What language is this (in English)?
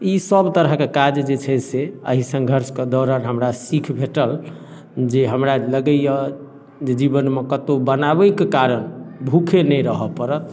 Maithili